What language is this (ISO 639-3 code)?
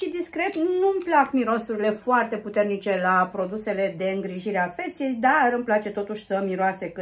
ron